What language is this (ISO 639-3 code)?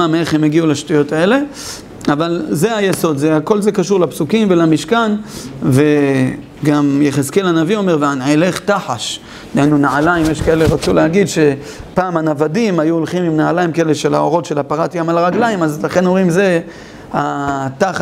heb